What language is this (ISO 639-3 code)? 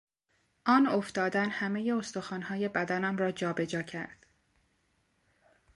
fas